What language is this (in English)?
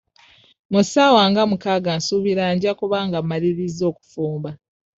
Ganda